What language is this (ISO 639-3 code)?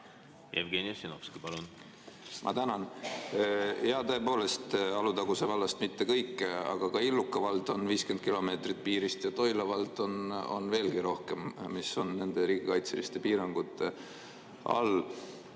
est